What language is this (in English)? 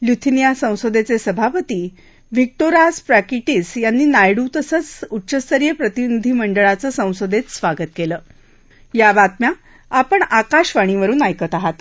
Marathi